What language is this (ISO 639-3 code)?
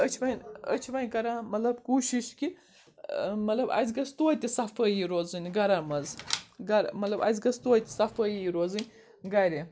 kas